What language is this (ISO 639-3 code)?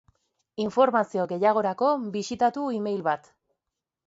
eus